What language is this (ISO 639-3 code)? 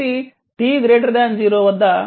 tel